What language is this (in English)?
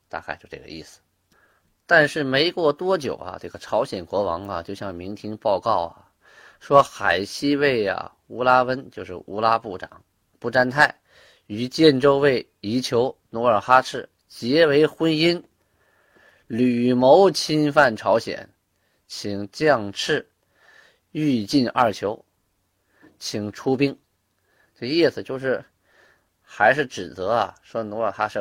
Chinese